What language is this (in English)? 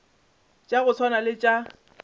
Northern Sotho